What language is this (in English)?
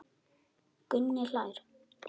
Icelandic